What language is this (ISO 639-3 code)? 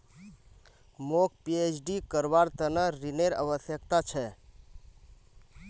mag